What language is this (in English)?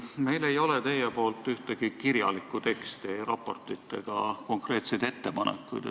Estonian